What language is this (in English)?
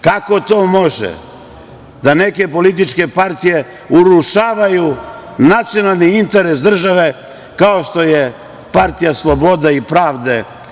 Serbian